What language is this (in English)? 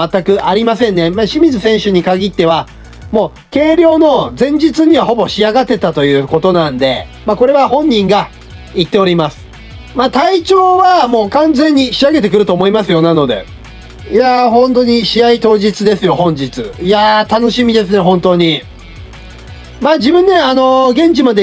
Japanese